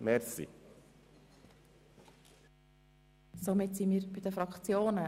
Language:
Swiss German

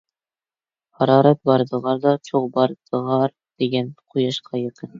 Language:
Uyghur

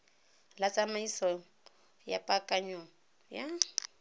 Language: Tswana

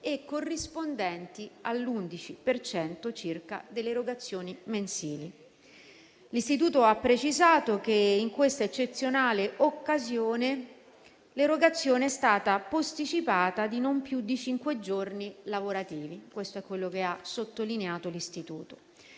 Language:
Italian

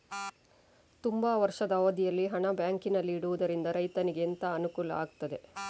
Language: Kannada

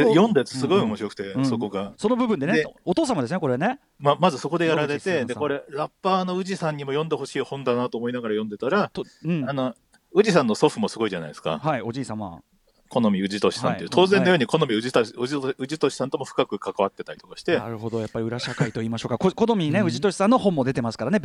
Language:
Japanese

